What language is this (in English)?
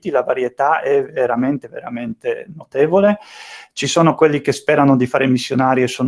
Italian